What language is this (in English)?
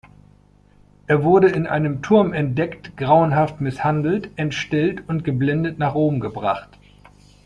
German